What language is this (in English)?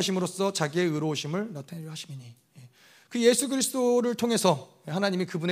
Korean